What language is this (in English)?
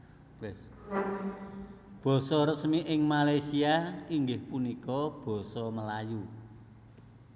Javanese